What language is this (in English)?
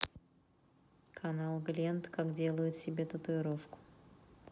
Russian